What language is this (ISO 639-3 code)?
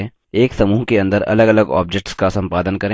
hin